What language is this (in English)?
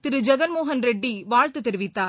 Tamil